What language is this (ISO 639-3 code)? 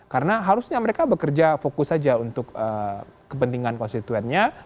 ind